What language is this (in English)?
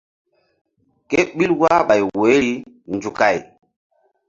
Mbum